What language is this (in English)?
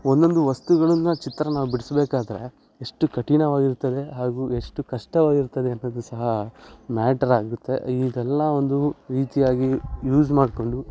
Kannada